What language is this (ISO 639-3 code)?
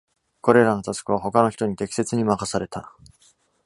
jpn